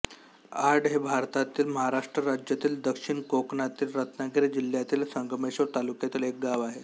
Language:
Marathi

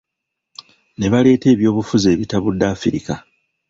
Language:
Ganda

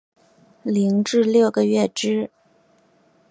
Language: Chinese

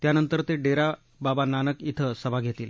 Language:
Marathi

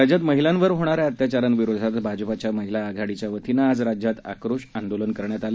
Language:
Marathi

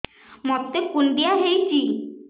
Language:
Odia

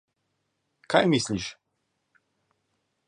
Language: Slovenian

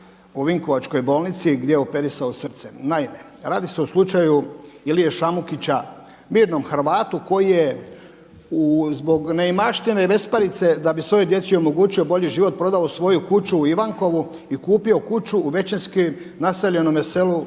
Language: Croatian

